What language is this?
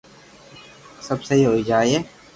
Loarki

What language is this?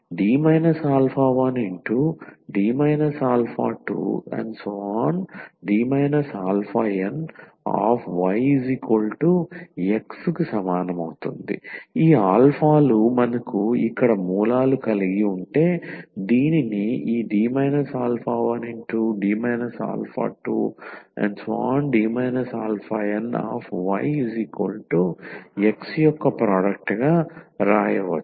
Telugu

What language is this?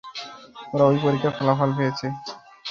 Bangla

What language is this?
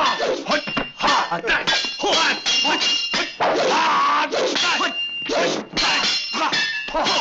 Vietnamese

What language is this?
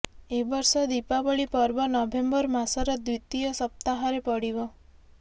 Odia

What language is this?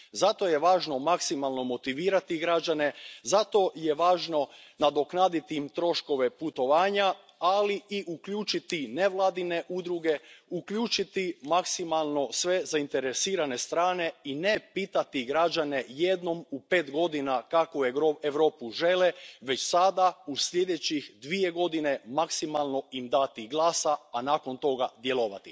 Croatian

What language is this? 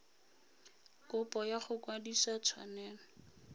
Tswana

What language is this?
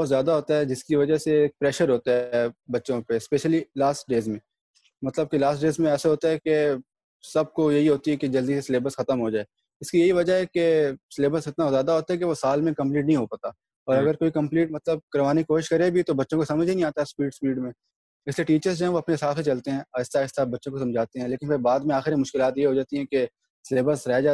Urdu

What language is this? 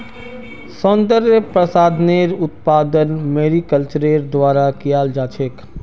Magahi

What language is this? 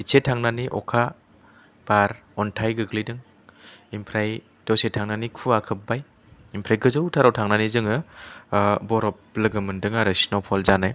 Bodo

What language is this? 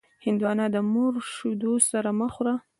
Pashto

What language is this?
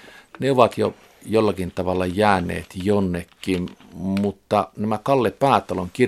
Finnish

